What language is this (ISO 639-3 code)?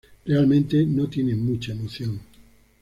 spa